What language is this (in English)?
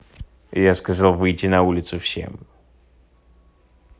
Russian